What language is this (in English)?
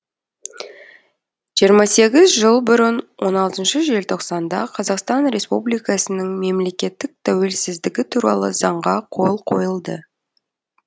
Kazakh